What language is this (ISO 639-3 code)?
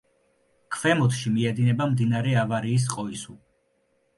kat